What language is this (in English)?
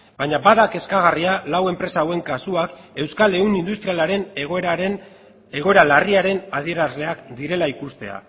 Basque